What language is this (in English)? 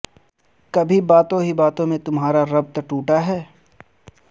Urdu